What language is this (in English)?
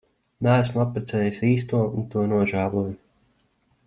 Latvian